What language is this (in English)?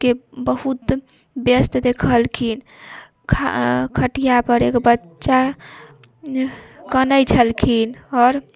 Maithili